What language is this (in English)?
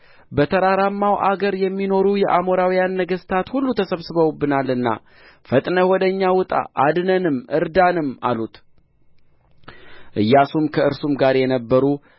Amharic